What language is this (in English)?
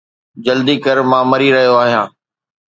Sindhi